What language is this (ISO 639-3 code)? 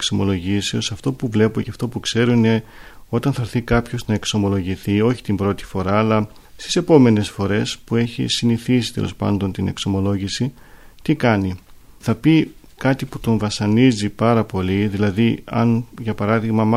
ell